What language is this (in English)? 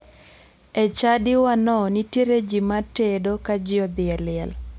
Luo (Kenya and Tanzania)